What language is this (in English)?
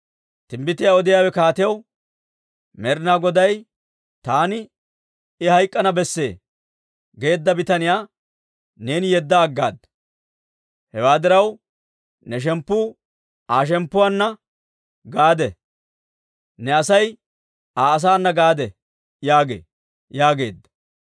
Dawro